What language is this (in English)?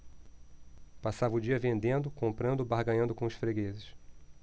Portuguese